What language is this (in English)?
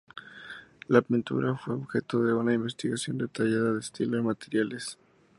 Spanish